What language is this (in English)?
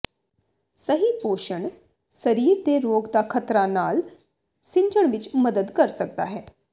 Punjabi